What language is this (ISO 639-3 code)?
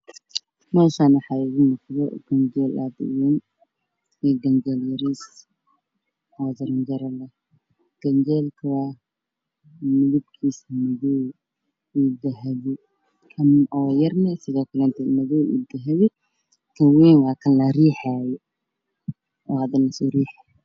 som